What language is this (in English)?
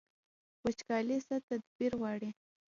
Pashto